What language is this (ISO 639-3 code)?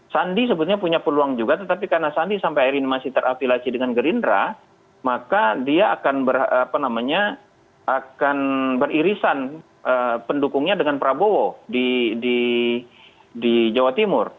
ind